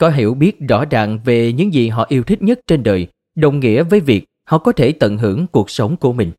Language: Vietnamese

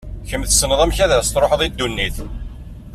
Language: Kabyle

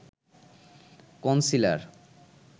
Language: Bangla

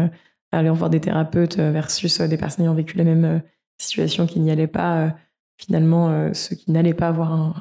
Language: French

